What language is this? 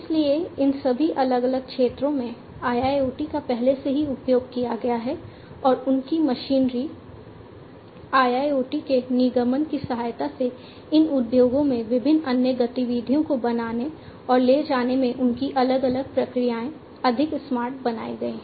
Hindi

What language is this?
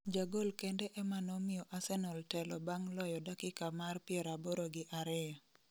Luo (Kenya and Tanzania)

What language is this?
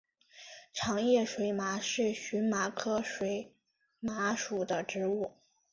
Chinese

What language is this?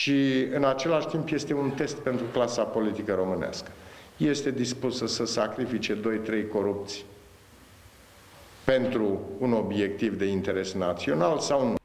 Romanian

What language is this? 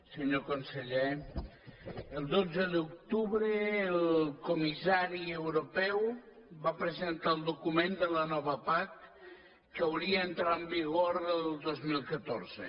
Catalan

